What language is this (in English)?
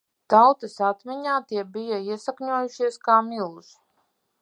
Latvian